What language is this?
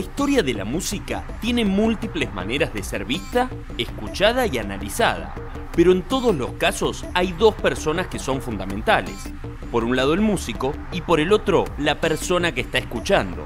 Spanish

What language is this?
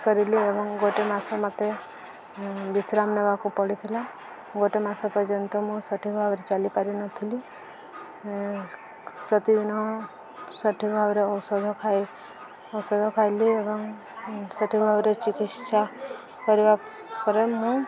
Odia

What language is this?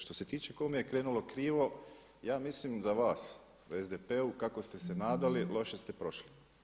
Croatian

